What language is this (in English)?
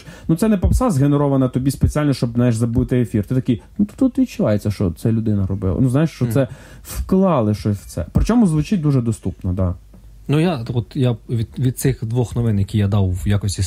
Ukrainian